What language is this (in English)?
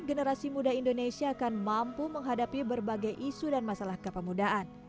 Indonesian